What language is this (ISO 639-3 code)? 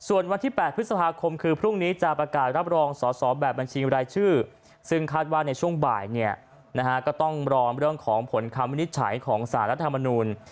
tha